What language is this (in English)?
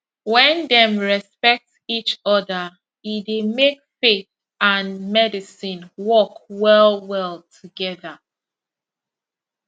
Nigerian Pidgin